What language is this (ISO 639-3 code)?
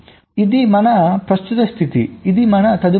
tel